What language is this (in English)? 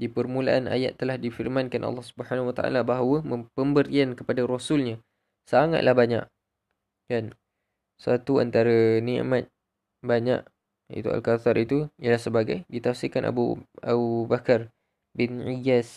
Malay